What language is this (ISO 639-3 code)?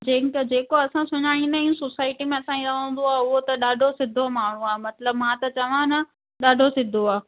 snd